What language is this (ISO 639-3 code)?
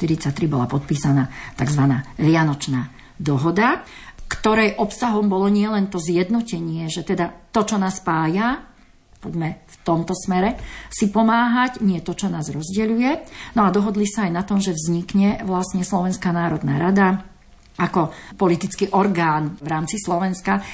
slk